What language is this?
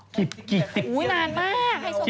Thai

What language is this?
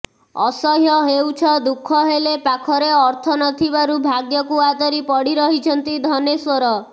Odia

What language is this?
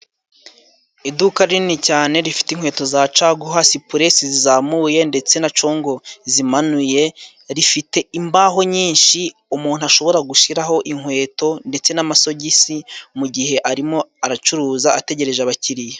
Kinyarwanda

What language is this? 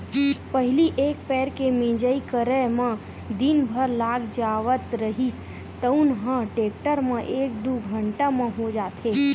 Chhattisgarhi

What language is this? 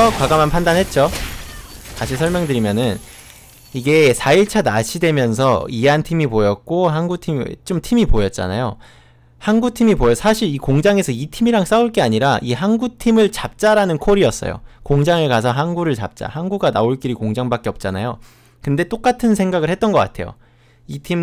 Korean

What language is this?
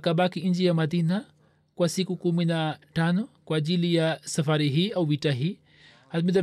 Swahili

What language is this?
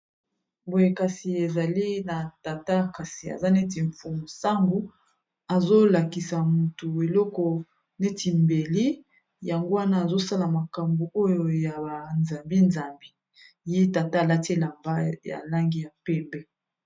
Lingala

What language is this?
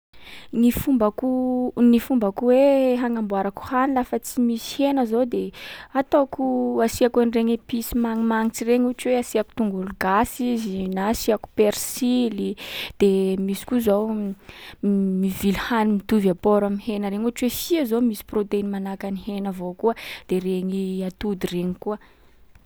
Sakalava Malagasy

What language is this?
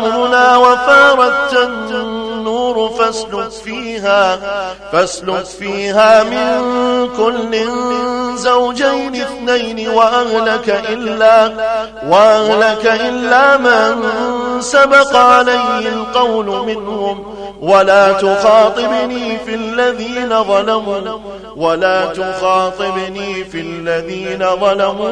Arabic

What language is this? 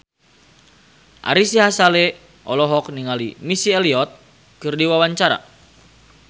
Sundanese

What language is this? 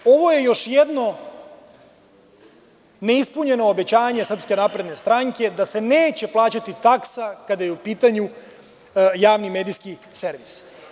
Serbian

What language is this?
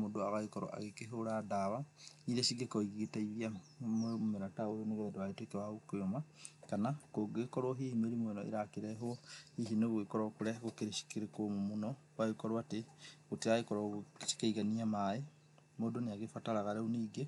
Kikuyu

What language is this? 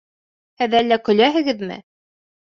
Bashkir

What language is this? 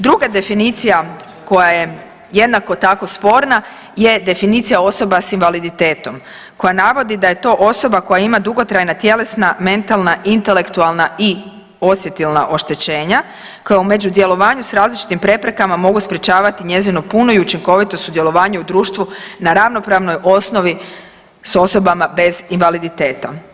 Croatian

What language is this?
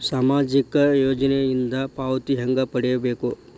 Kannada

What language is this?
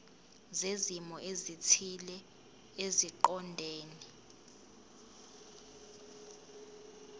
Zulu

